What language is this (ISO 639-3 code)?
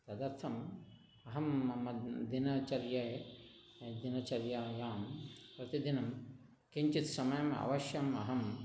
san